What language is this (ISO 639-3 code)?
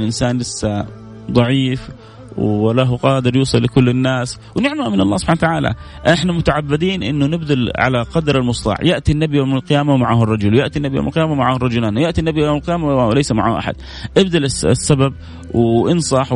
ara